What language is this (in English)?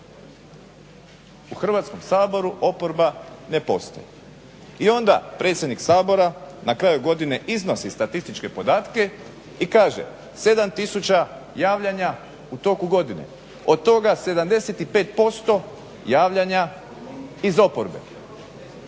Croatian